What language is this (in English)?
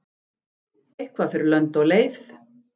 Icelandic